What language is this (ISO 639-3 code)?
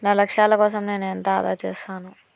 tel